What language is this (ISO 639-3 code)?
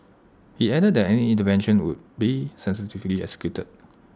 eng